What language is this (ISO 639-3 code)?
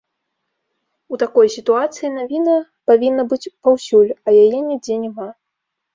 bel